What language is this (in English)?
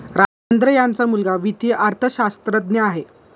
Marathi